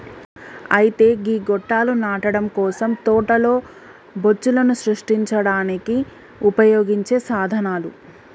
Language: Telugu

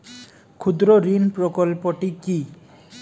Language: Bangla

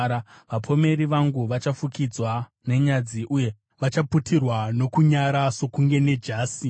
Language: Shona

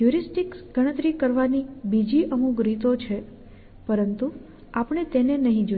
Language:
Gujarati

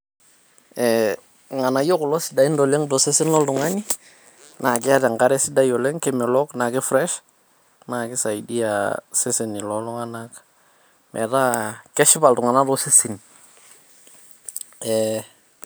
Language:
Masai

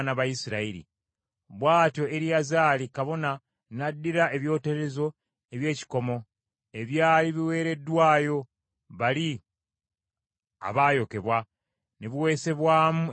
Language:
Ganda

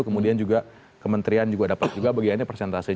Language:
Indonesian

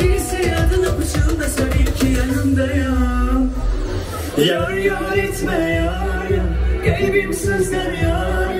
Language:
Turkish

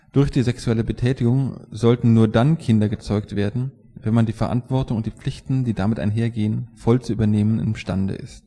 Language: German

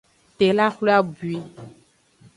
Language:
Aja (Benin)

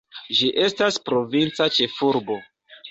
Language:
Esperanto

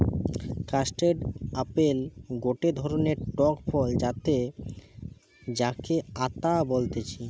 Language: Bangla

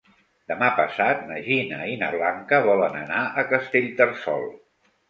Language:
Catalan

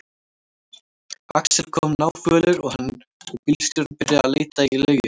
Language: Icelandic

